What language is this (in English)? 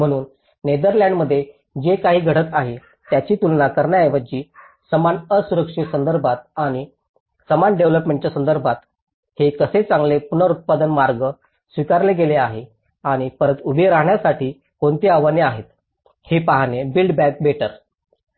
Marathi